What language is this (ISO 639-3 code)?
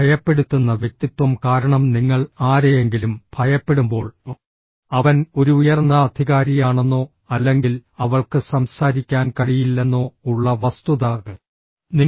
mal